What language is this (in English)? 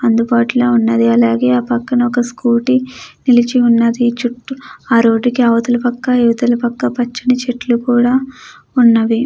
Telugu